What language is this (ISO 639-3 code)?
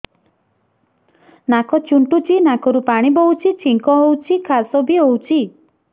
ori